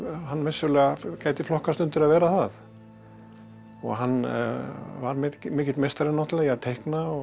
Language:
Icelandic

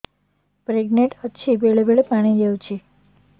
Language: Odia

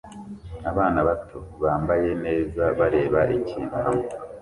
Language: Kinyarwanda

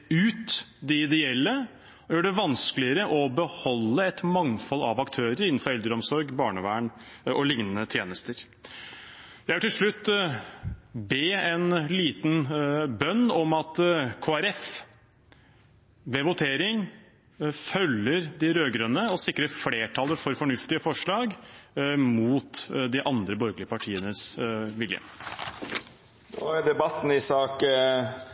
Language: Norwegian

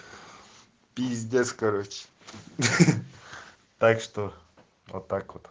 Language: Russian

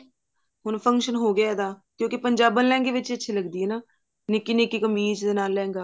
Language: Punjabi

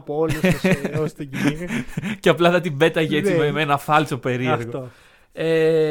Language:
Greek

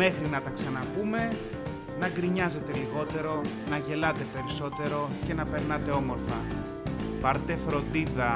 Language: Greek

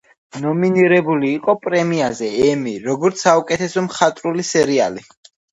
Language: Georgian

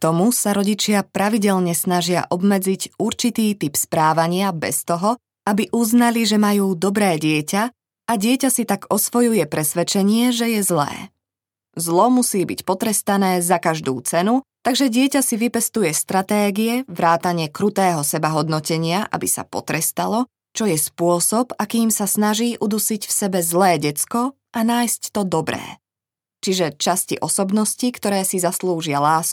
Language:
Slovak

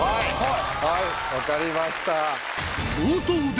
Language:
Japanese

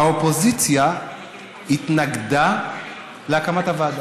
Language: Hebrew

